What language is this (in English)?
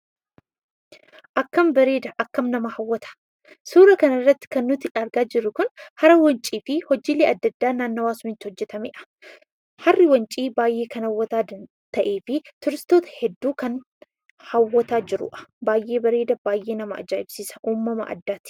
Oromo